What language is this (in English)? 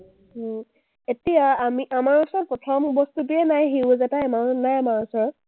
Assamese